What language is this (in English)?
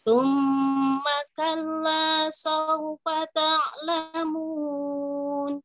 Indonesian